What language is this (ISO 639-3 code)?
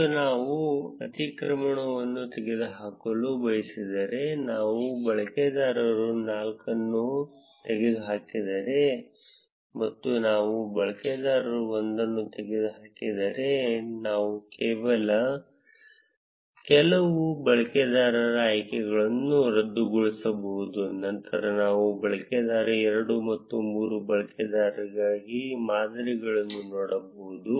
kan